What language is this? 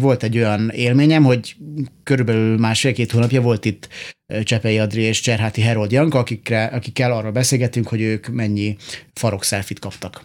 Hungarian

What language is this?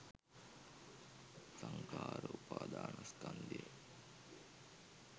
Sinhala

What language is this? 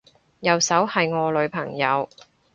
Cantonese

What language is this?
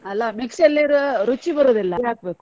Kannada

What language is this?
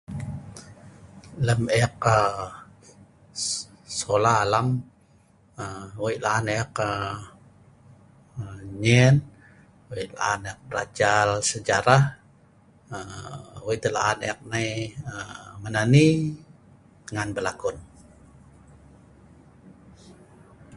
Sa'ban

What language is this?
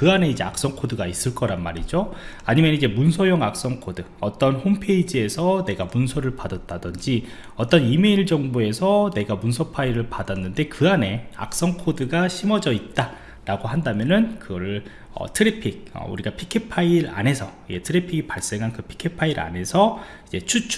Korean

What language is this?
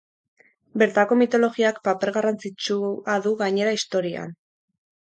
Basque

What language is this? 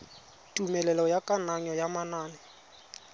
Tswana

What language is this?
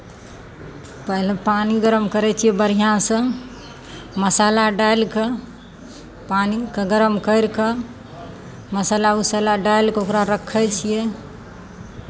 Maithili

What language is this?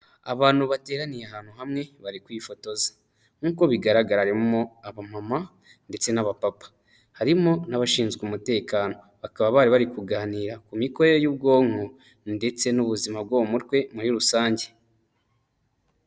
Kinyarwanda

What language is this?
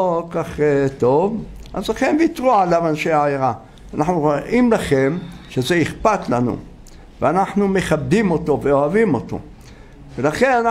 Hebrew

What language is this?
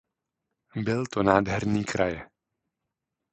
Czech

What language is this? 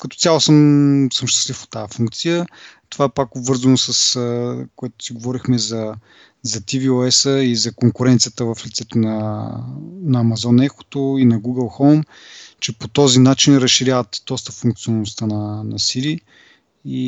Bulgarian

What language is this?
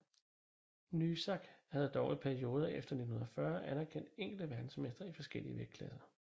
Danish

